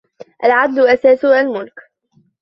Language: Arabic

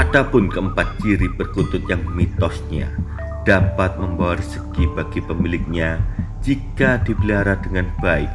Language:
Indonesian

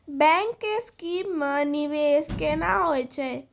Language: Maithili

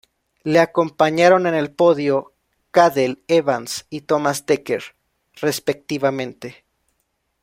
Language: Spanish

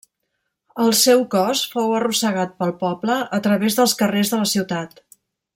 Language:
Catalan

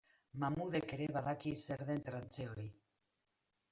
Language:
Basque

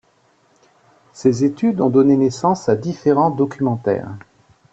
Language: French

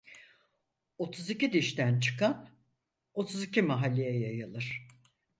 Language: Turkish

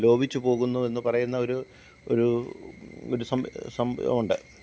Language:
Malayalam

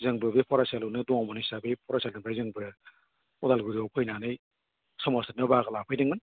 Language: Bodo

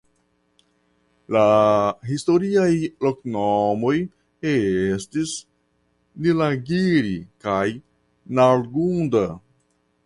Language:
Esperanto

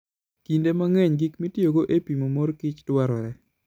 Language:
Luo (Kenya and Tanzania)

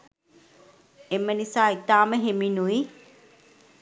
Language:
Sinhala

